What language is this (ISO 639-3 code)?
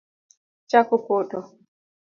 luo